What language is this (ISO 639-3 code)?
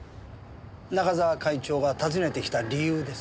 jpn